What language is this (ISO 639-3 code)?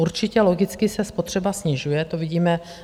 ces